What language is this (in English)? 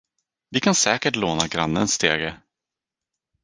Swedish